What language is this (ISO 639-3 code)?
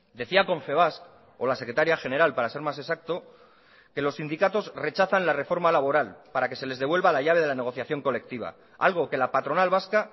spa